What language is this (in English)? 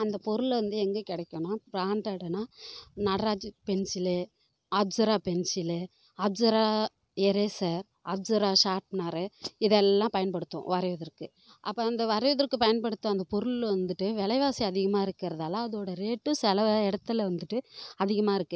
Tamil